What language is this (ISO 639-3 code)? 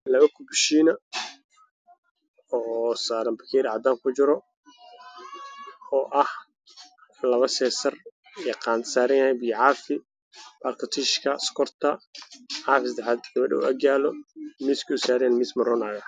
som